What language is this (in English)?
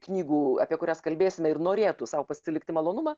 Lithuanian